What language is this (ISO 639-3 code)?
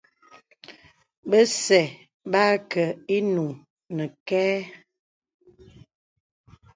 beb